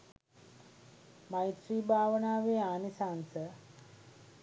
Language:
Sinhala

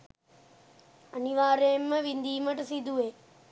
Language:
Sinhala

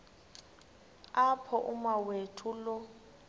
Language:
Xhosa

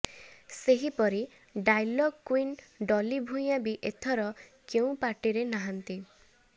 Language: Odia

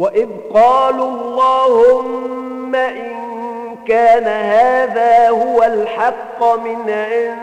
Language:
Arabic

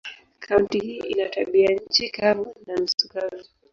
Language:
Swahili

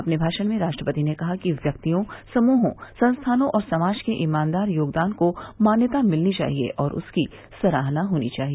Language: Hindi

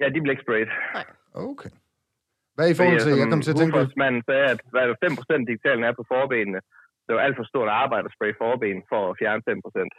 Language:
Danish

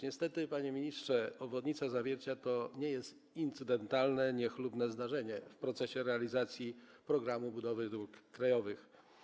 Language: Polish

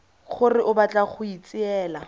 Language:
Tswana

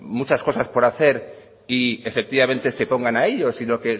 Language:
Spanish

